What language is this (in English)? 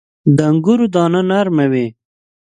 Pashto